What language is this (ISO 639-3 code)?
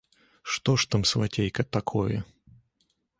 bel